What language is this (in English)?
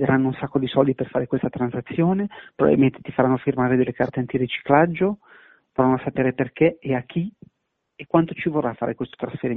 Italian